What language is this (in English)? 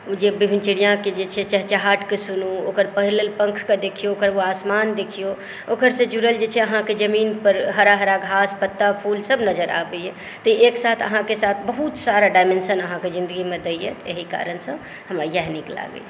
Maithili